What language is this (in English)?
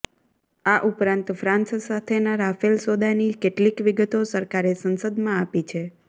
Gujarati